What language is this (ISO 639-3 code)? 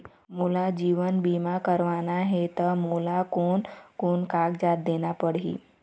hne